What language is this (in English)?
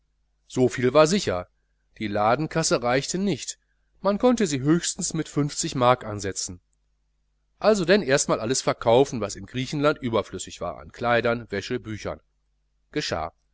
German